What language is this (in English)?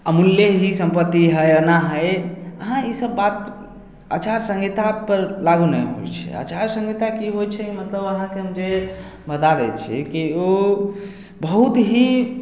Maithili